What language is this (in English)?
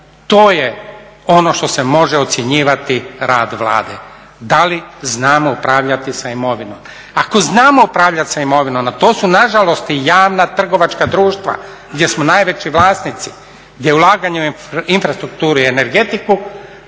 Croatian